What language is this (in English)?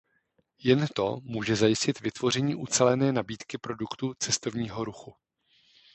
Czech